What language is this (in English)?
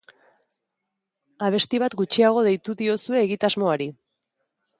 Basque